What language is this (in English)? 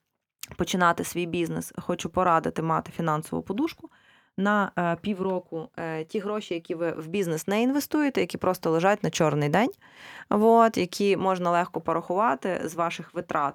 Ukrainian